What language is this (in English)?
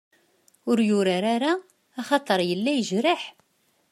Kabyle